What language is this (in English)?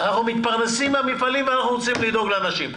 Hebrew